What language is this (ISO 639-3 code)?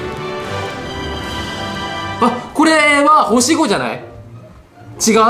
jpn